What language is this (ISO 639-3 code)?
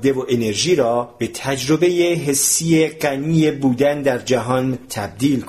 fas